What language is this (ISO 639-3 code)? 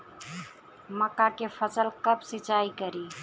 bho